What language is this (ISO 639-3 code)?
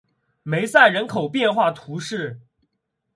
zho